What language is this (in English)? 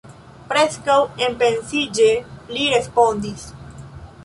Esperanto